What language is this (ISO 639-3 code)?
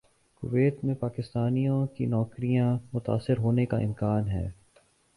urd